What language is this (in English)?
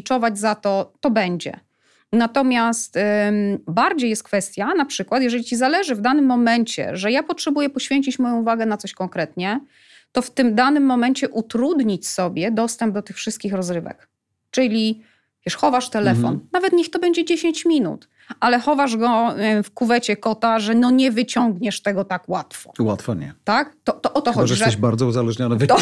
Polish